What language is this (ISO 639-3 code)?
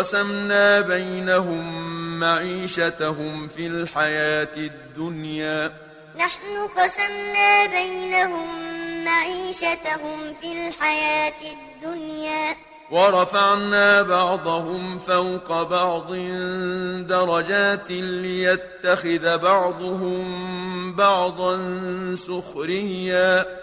ara